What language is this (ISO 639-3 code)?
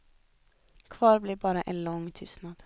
swe